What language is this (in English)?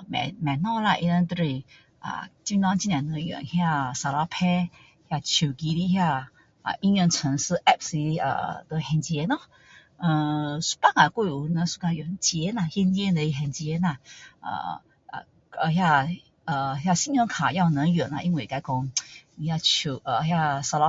Min Dong Chinese